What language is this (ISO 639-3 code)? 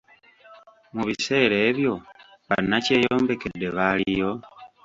lug